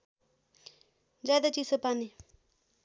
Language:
Nepali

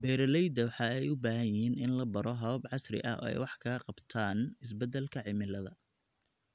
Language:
Somali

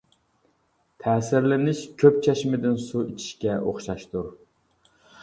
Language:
Uyghur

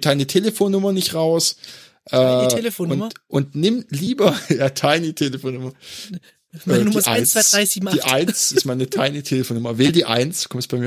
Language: German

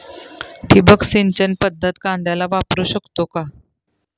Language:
Marathi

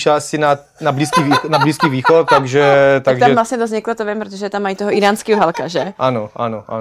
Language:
Czech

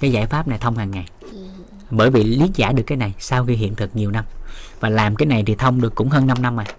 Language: Vietnamese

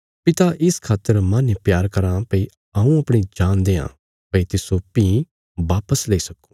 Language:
Bilaspuri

